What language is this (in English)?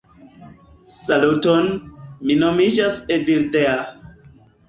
Esperanto